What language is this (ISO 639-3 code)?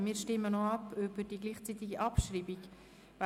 gsw